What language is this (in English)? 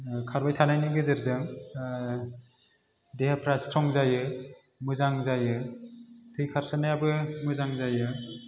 Bodo